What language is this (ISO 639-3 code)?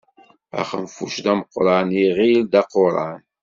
kab